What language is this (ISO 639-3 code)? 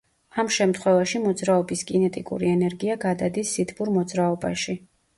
kat